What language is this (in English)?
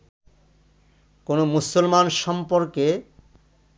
Bangla